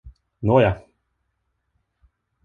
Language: Swedish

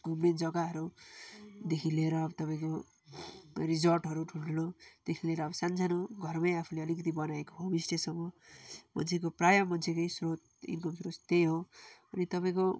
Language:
Nepali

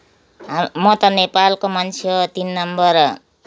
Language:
Nepali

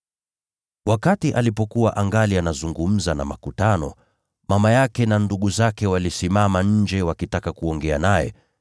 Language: Swahili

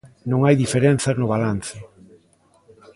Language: Galician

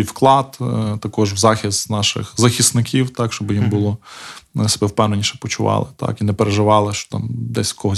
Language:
Ukrainian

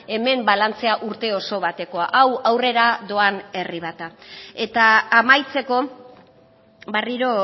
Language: Basque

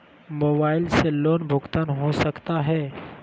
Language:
Magahi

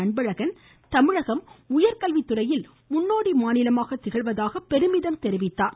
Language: Tamil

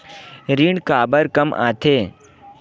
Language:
Chhattisgarhi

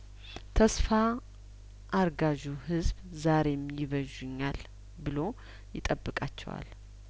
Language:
Amharic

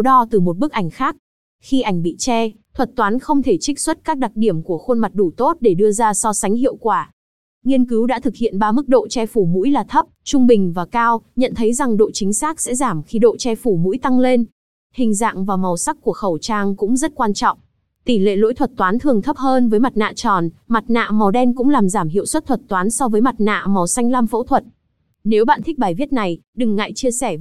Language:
Vietnamese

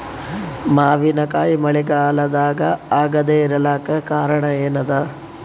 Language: Kannada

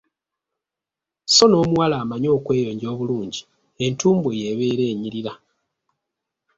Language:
Ganda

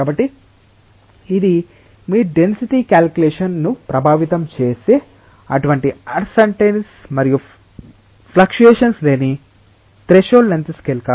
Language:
Telugu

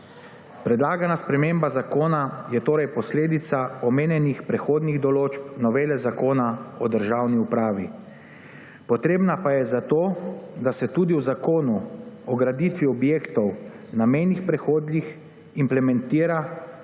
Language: Slovenian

